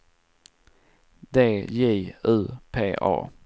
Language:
Swedish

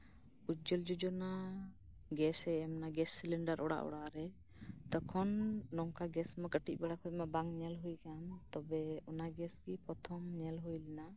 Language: Santali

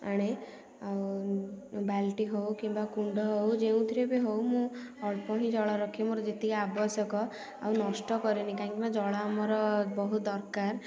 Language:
Odia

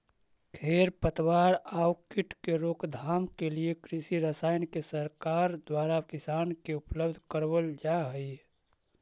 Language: Magahi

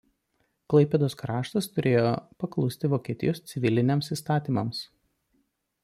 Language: Lithuanian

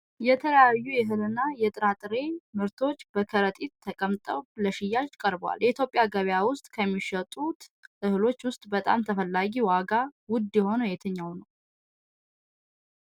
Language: Amharic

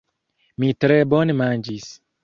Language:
Esperanto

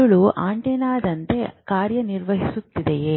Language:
Kannada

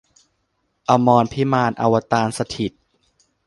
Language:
Thai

